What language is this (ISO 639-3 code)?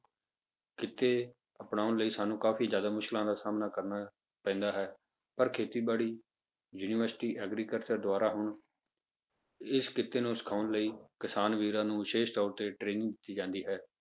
pan